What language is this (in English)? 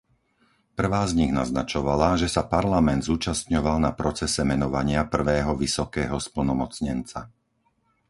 Slovak